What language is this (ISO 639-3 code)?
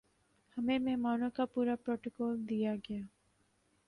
urd